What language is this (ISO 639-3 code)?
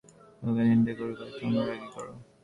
ben